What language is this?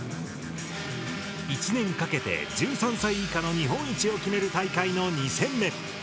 Japanese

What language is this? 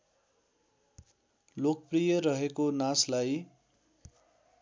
Nepali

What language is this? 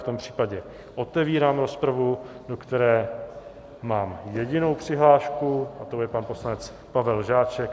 Czech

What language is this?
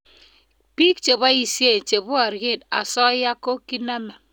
Kalenjin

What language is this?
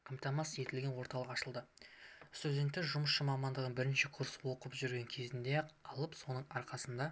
Kazakh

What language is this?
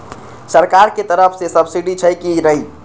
Maithili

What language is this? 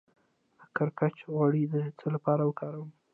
Pashto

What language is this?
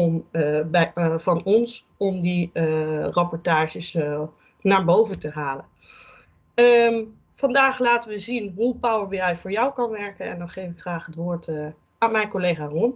Dutch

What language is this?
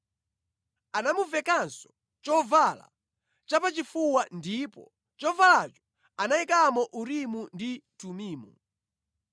Nyanja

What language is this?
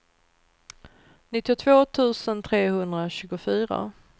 Swedish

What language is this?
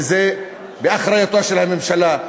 Hebrew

